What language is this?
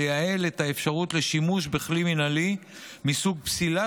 Hebrew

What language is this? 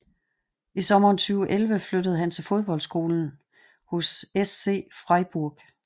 Danish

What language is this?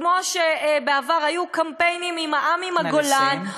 Hebrew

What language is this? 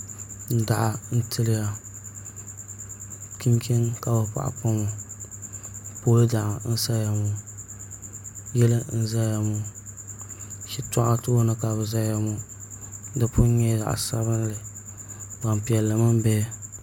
Dagbani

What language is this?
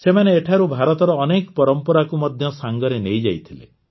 Odia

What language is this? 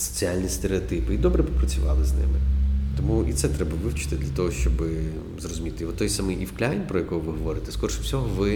Ukrainian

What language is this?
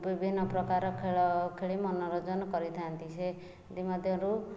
Odia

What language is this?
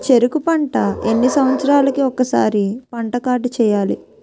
Telugu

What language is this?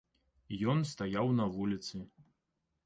Belarusian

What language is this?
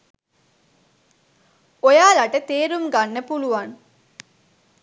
Sinhala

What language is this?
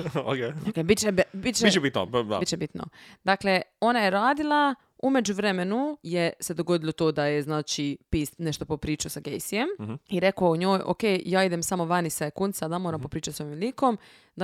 Croatian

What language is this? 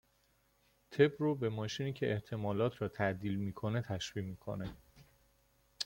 Persian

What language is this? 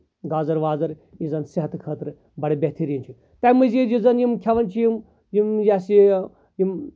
Kashmiri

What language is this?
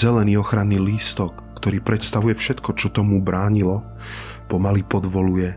Slovak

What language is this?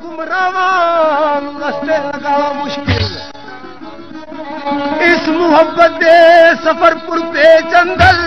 Arabic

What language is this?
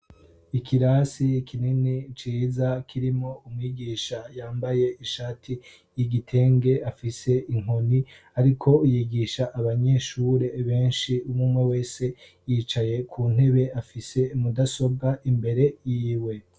Rundi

